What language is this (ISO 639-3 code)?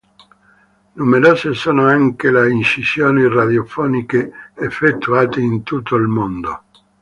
ita